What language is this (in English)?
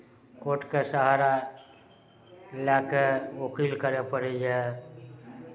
Maithili